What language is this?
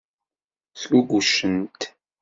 Kabyle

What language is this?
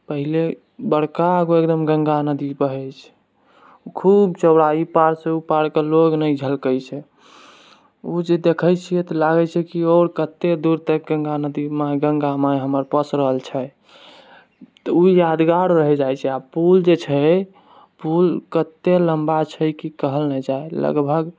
Maithili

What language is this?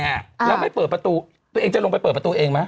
Thai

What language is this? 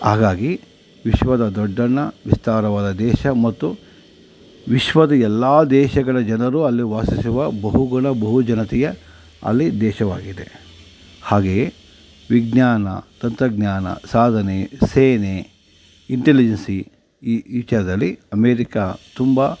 Kannada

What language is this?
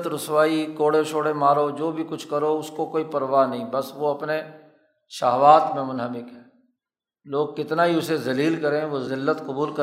Urdu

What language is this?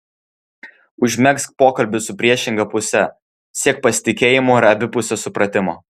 Lithuanian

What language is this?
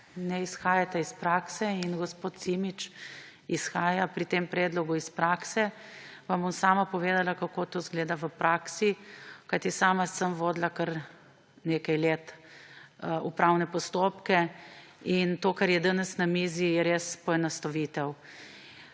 Slovenian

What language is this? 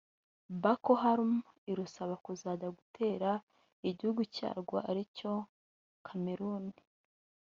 Kinyarwanda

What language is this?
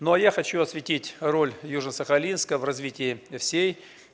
Russian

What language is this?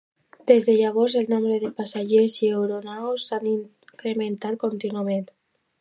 Catalan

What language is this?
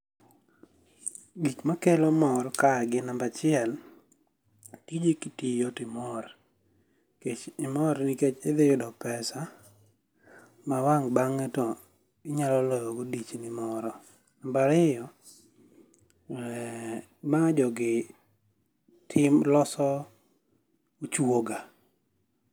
Luo (Kenya and Tanzania)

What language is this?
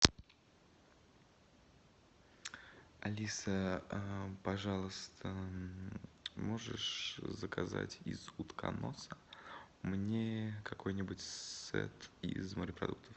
Russian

